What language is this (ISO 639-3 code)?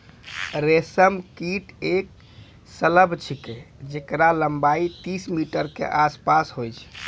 mai